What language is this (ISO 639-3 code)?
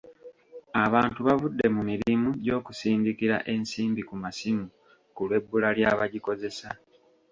lug